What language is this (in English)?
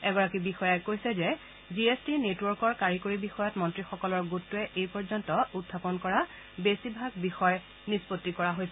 Assamese